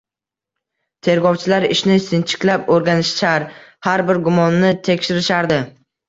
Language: Uzbek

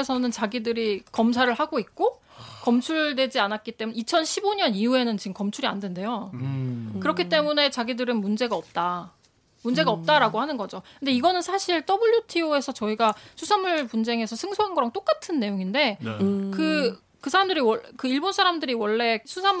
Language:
Korean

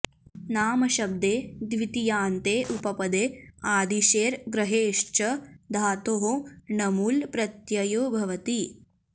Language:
Sanskrit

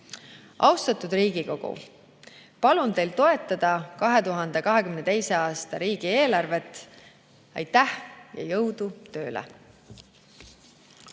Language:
Estonian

